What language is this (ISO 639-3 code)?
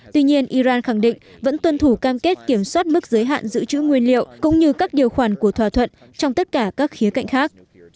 vie